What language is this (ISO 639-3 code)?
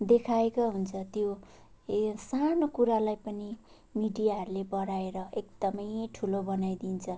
nep